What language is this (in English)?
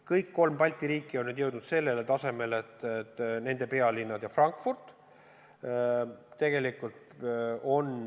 Estonian